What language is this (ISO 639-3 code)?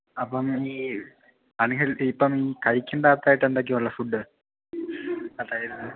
mal